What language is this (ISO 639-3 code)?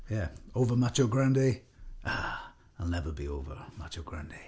cym